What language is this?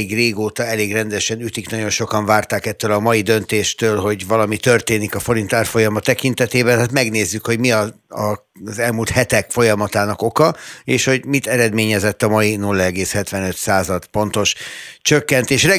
Hungarian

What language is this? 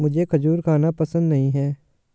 Hindi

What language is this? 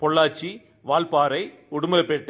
Tamil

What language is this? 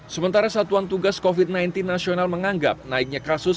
Indonesian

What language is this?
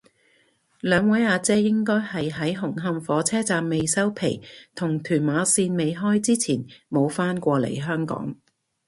Cantonese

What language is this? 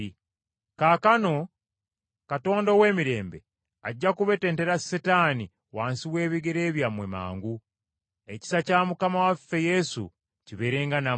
Ganda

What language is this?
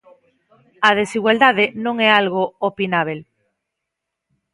Galician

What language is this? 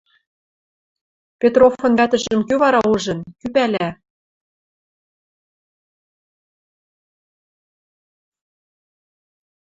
Western Mari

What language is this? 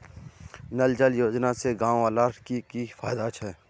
Magahi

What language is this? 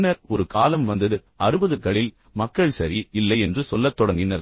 Tamil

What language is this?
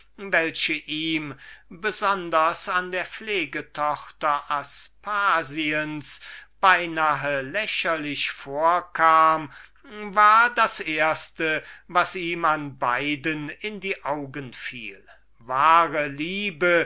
German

